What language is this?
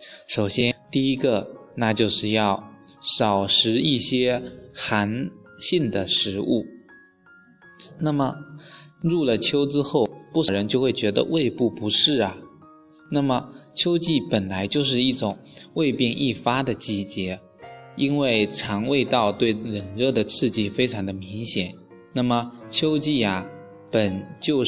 Chinese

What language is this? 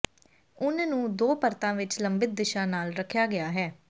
Punjabi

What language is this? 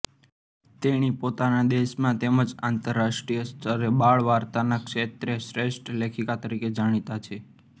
Gujarati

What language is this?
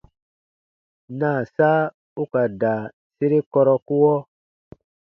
Baatonum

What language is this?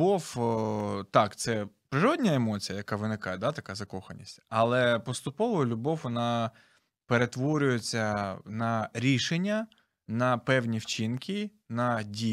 Ukrainian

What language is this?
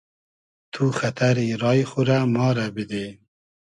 Hazaragi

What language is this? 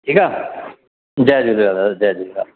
Sindhi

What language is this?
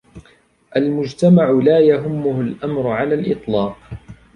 Arabic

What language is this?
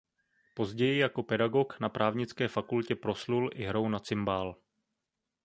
Czech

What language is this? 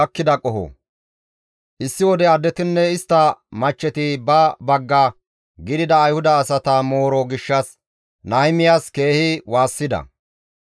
Gamo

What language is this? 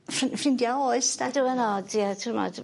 Welsh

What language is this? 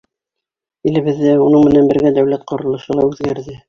Bashkir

